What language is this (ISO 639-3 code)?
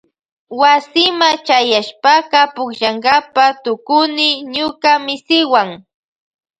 qvj